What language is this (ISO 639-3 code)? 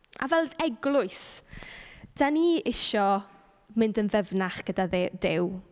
cym